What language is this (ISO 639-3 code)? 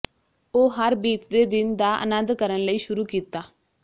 pan